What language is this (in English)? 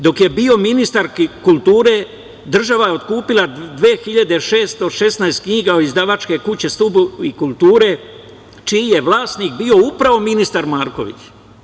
Serbian